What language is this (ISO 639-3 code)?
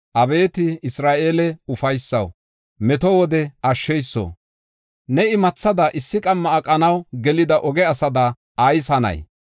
gof